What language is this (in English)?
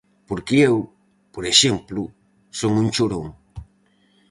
Galician